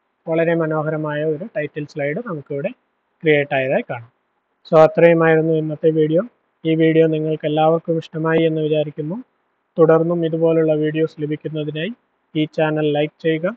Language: Malayalam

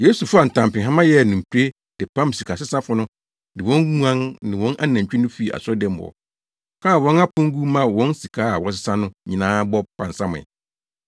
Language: Akan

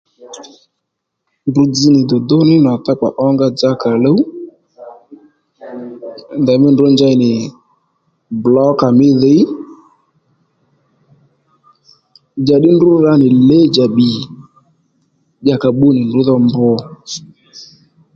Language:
Lendu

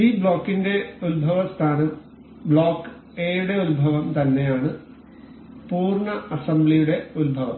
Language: Malayalam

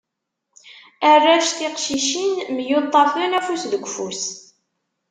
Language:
Kabyle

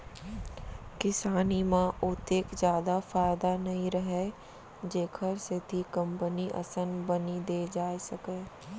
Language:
Chhattisgarhi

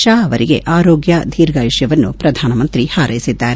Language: Kannada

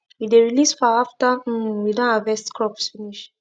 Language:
Nigerian Pidgin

